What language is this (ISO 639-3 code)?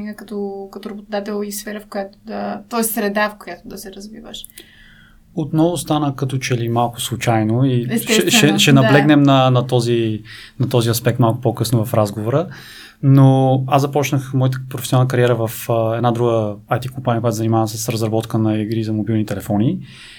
bul